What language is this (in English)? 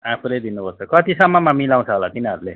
Nepali